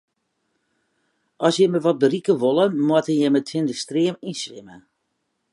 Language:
Western Frisian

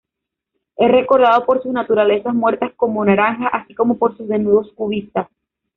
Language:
Spanish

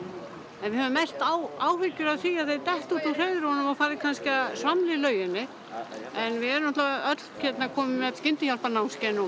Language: Icelandic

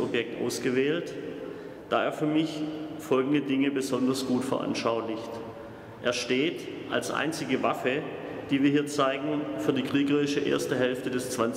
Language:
German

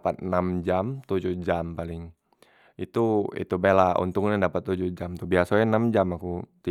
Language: Musi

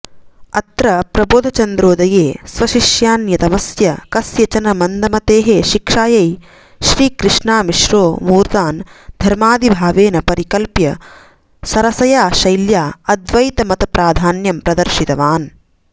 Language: Sanskrit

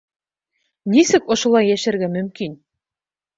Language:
Bashkir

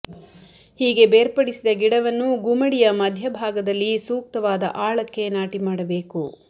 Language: Kannada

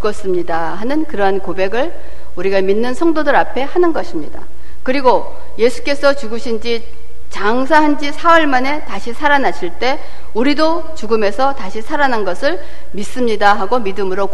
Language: Korean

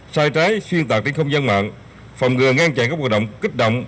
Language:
Vietnamese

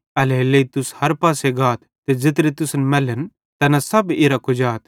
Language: Bhadrawahi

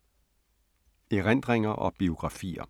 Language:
Danish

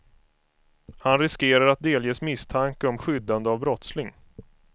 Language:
Swedish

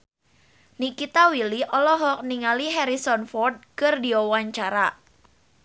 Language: Sundanese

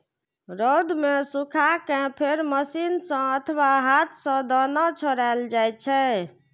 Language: Maithili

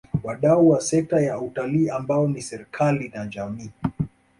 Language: Swahili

